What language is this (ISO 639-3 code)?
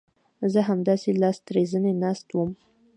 pus